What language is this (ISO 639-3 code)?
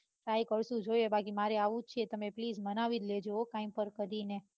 guj